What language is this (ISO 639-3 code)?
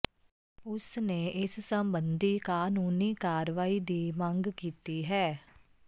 pan